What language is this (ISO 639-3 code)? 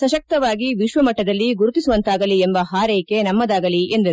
kan